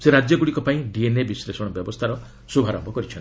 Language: Odia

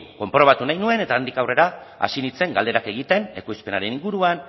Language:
Basque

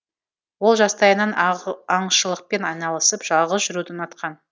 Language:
Kazakh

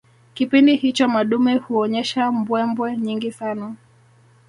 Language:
Swahili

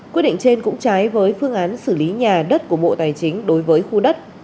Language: Vietnamese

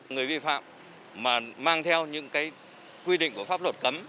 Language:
Vietnamese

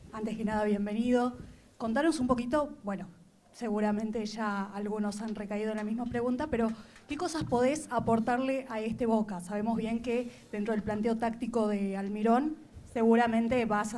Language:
Spanish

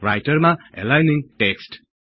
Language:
Nepali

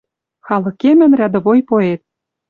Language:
Western Mari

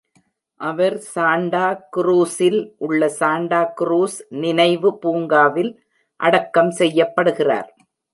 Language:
Tamil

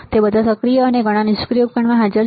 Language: Gujarati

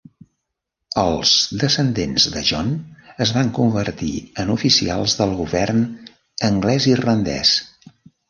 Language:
Catalan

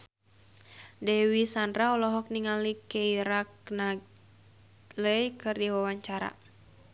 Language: Sundanese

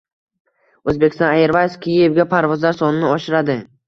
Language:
Uzbek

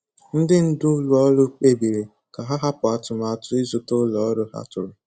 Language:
Igbo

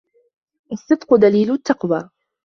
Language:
Arabic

